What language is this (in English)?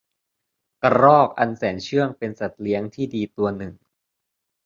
Thai